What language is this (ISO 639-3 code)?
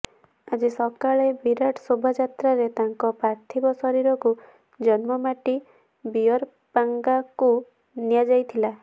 ori